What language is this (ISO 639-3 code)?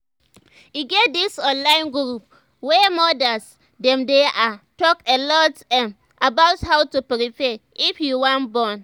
pcm